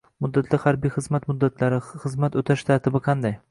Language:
Uzbek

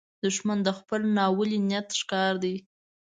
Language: Pashto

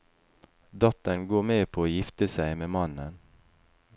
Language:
Norwegian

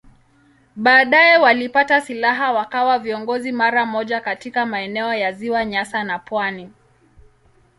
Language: Swahili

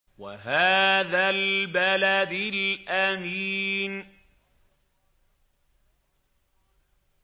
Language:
Arabic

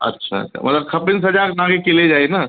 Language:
Sindhi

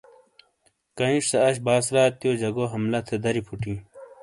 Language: Shina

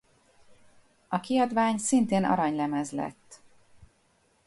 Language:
Hungarian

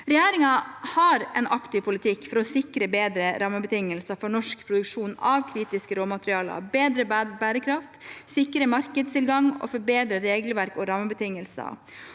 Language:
Norwegian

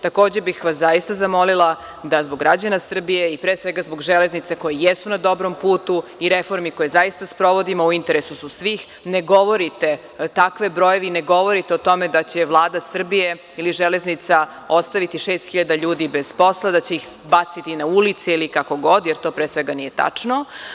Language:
Serbian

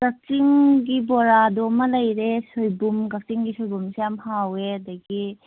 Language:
Manipuri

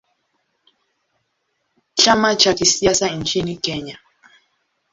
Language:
Swahili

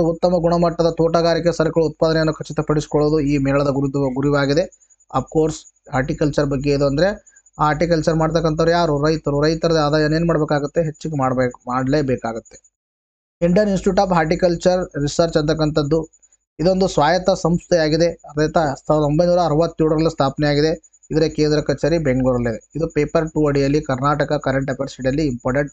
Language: Kannada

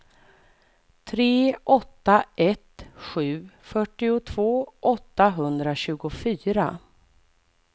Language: Swedish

